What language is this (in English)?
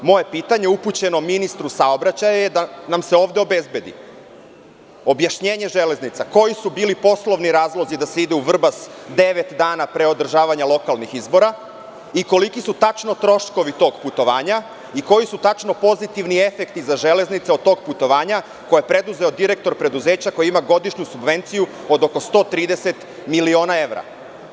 Serbian